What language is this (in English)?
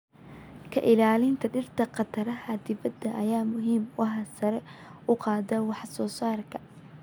Somali